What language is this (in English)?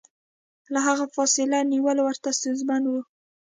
Pashto